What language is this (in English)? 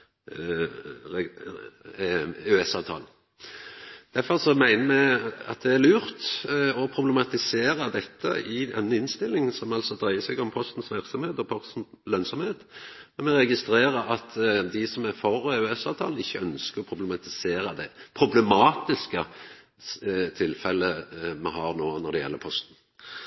Norwegian Nynorsk